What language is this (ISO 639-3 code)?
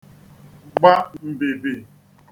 ibo